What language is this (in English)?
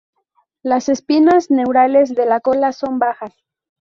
Spanish